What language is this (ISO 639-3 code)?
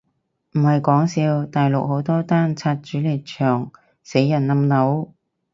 yue